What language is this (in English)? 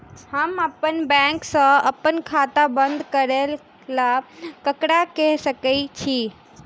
Maithili